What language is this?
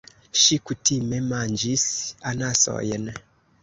Esperanto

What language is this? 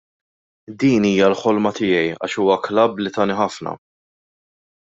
Maltese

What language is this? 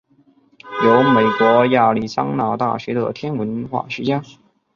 Chinese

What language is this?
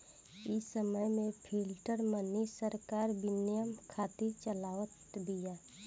Bhojpuri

